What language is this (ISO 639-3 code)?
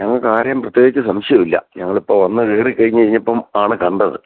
mal